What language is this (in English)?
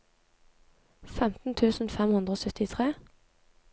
Norwegian